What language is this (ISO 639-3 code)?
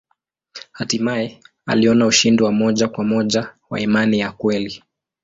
swa